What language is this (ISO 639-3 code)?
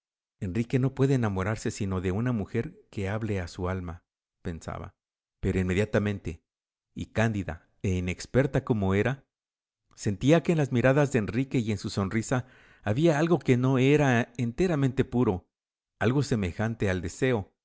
spa